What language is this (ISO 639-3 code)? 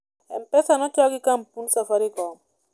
luo